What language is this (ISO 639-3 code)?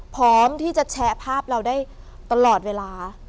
tha